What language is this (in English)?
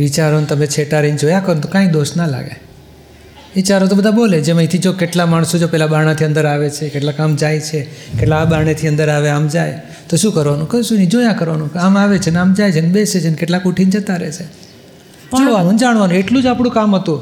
Gujarati